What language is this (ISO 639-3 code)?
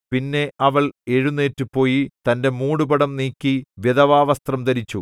mal